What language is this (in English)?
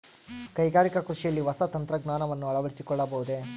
Kannada